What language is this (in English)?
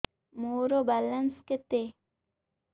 Odia